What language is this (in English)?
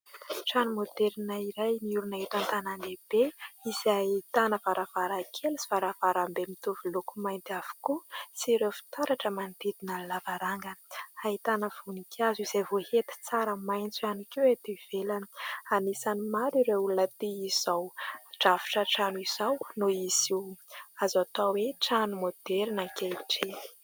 Malagasy